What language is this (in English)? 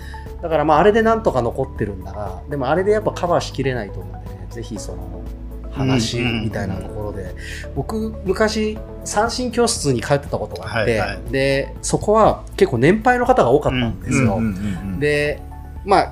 Japanese